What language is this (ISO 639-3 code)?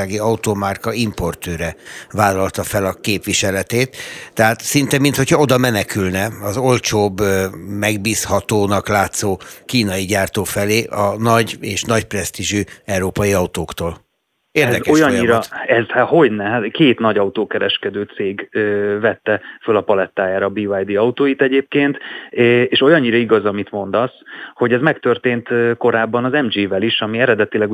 hun